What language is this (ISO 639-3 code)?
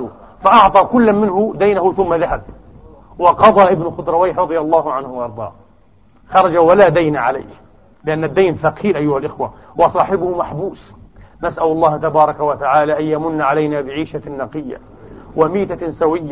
ara